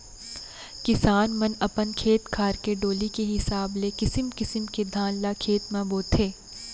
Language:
Chhattisgarhi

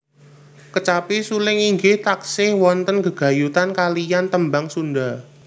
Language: Javanese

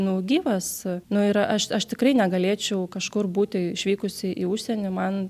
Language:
Lithuanian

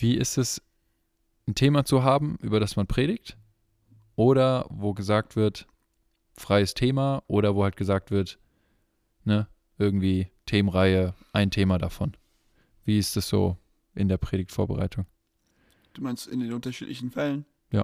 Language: German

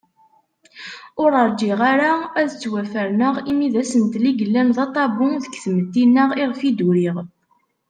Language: Kabyle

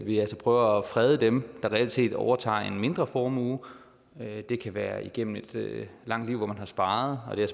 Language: Danish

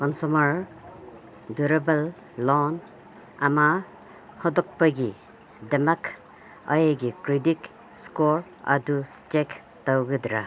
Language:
Manipuri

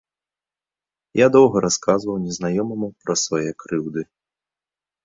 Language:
Belarusian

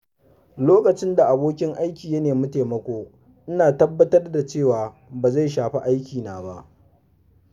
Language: Hausa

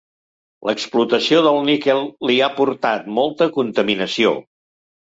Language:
Catalan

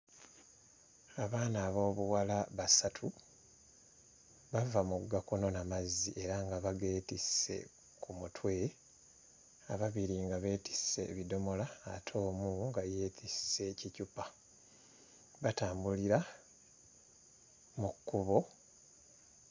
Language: Ganda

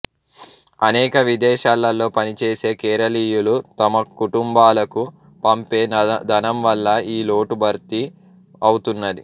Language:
Telugu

